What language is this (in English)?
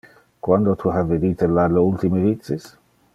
Interlingua